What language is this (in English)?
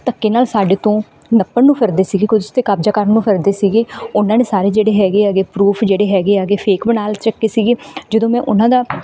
Punjabi